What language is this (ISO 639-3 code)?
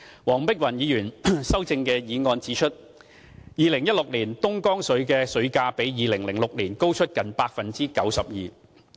yue